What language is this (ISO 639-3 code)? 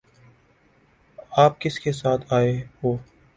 urd